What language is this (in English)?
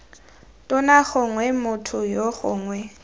Tswana